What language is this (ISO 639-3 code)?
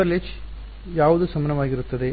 kan